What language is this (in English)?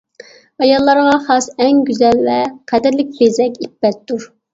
Uyghur